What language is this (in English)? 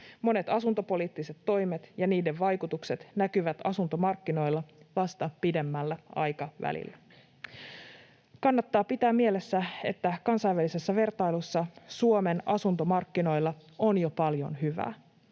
Finnish